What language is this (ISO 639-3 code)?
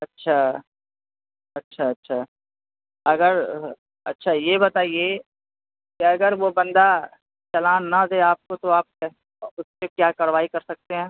urd